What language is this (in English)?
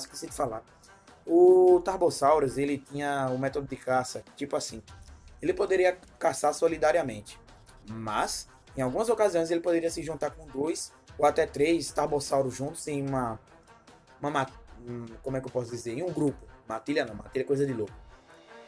Portuguese